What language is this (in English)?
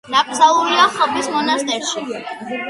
Georgian